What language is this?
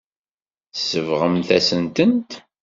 Kabyle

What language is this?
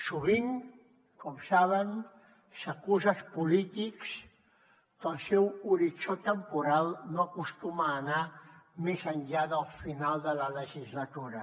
Catalan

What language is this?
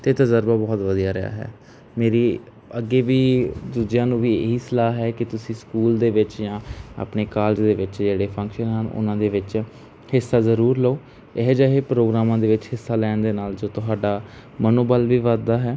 Punjabi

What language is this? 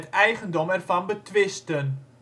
Dutch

